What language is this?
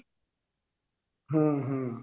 Odia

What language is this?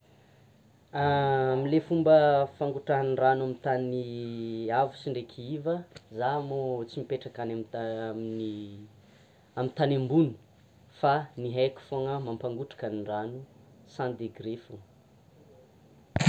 Tsimihety Malagasy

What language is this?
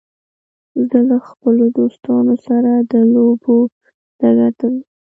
Pashto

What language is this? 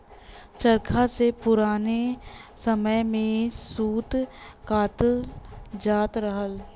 Bhojpuri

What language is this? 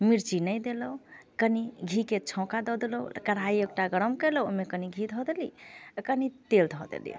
Maithili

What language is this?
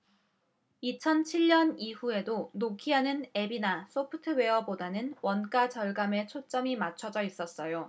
Korean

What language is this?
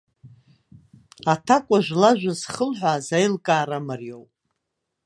Abkhazian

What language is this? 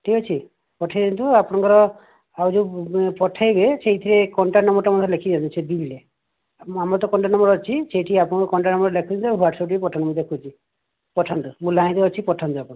Odia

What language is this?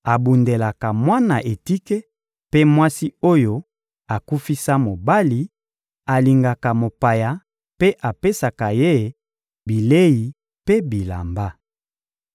Lingala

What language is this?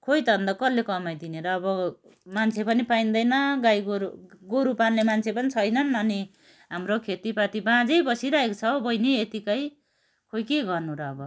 Nepali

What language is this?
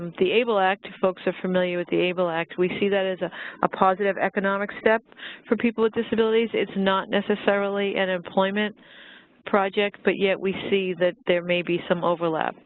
English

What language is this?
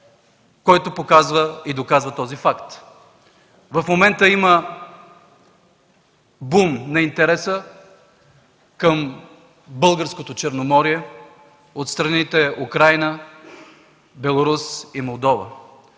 Bulgarian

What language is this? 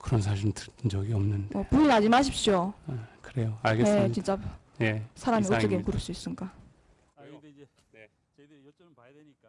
Korean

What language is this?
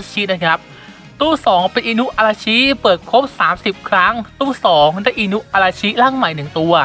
Thai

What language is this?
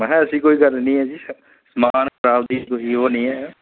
Dogri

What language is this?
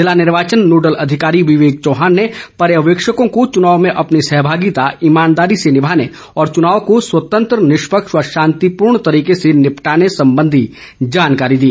Hindi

